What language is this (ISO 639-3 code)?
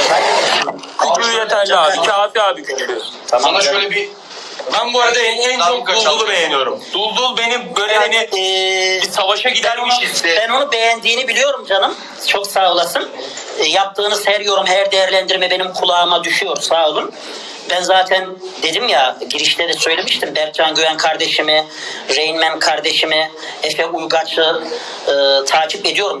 tur